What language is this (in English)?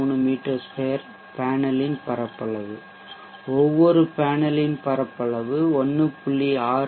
Tamil